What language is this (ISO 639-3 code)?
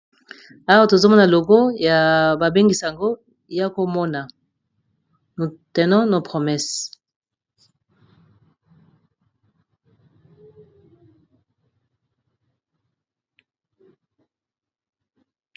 lin